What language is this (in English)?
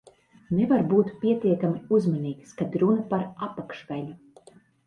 Latvian